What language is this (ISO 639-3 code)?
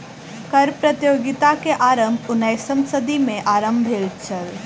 mai